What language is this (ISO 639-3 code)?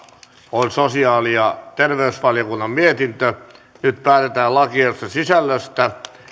fin